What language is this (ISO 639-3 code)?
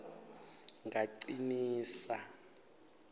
ssw